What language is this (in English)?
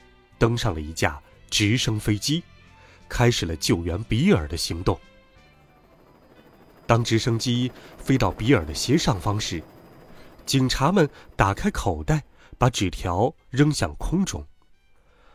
Chinese